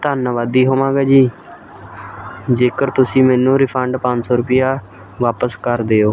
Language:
Punjabi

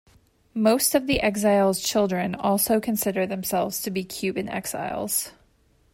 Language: English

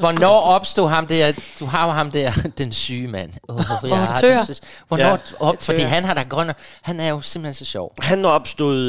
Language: Danish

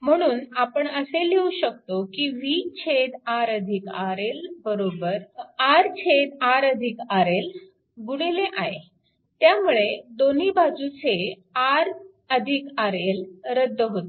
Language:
Marathi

